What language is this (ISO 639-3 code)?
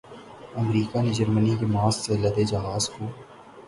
urd